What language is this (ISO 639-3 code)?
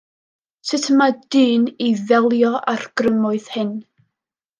cym